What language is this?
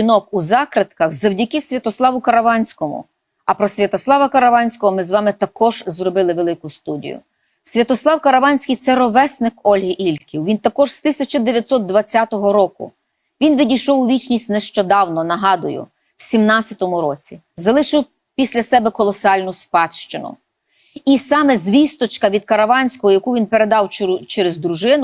Ukrainian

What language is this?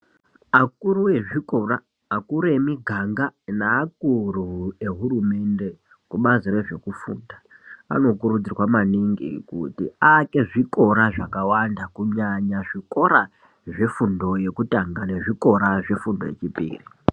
Ndau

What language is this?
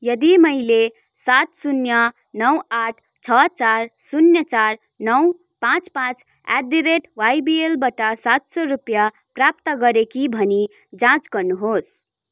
Nepali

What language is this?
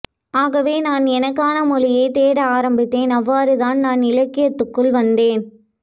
Tamil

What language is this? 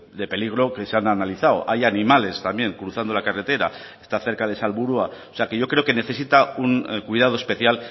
Spanish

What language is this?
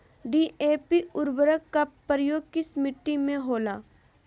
Magahi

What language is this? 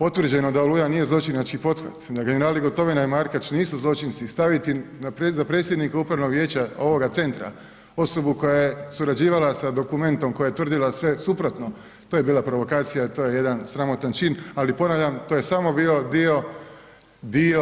Croatian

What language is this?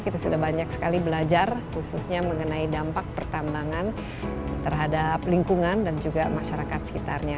Indonesian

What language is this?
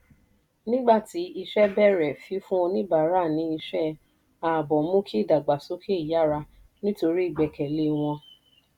Yoruba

